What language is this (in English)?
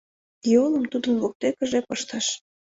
Mari